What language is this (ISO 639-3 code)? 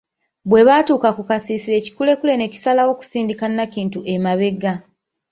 lug